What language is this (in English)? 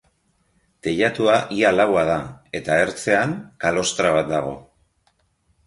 Basque